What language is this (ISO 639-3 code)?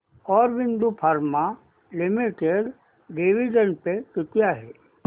mar